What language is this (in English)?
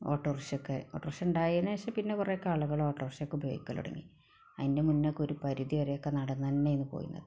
Malayalam